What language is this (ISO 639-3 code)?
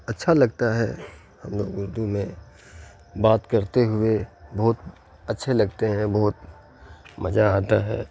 urd